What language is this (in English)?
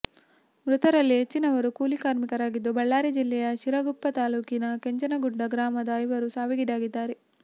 Kannada